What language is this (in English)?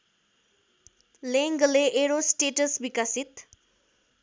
Nepali